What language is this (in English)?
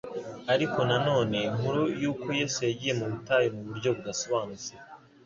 Kinyarwanda